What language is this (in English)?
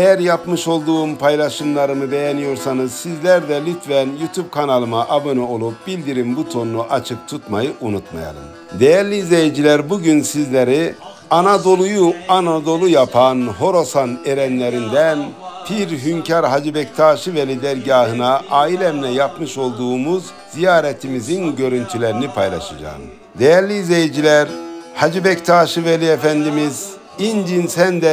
Turkish